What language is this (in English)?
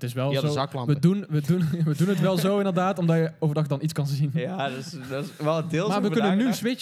Dutch